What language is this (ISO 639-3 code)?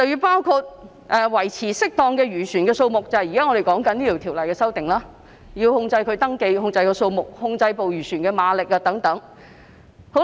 yue